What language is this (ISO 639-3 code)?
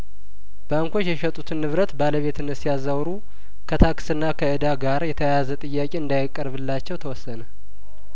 amh